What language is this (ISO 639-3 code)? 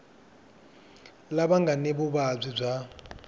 tso